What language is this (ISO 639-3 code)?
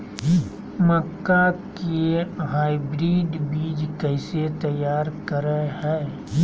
mag